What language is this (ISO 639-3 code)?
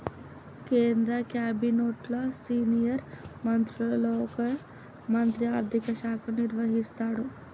tel